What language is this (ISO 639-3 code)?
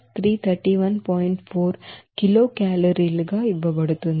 tel